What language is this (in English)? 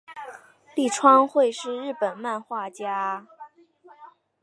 Chinese